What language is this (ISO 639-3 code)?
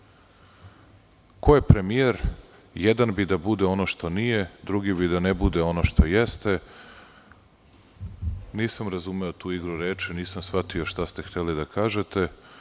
srp